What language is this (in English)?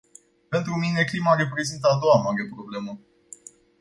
Romanian